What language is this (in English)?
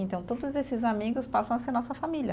Portuguese